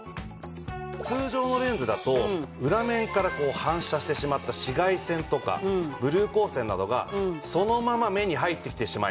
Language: Japanese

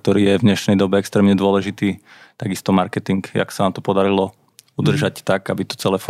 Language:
Slovak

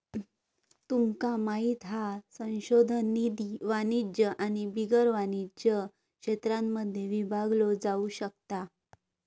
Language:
Marathi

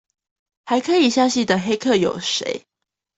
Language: Chinese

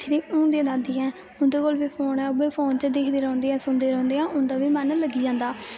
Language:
Dogri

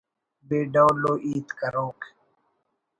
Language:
Brahui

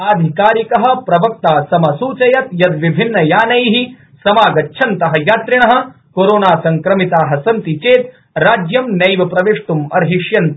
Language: Sanskrit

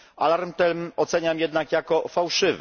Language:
Polish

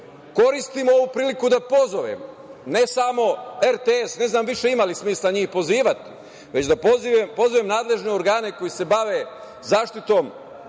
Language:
Serbian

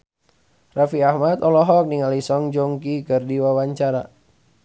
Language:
Sundanese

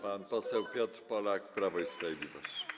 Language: Polish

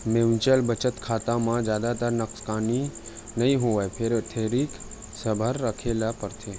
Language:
Chhattisgarhi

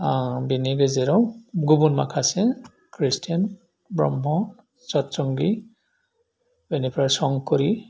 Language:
Bodo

